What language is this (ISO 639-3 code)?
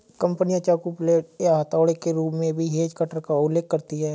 hin